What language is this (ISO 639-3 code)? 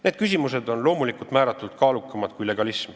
est